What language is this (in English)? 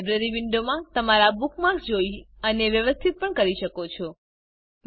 Gujarati